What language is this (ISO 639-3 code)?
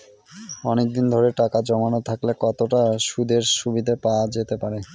ben